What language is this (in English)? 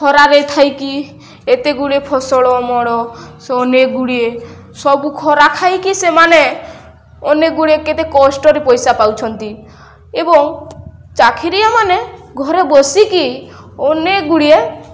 Odia